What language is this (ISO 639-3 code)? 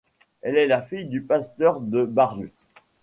fra